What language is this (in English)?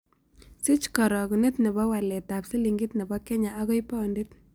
Kalenjin